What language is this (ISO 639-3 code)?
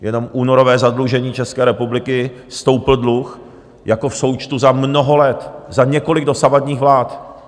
ces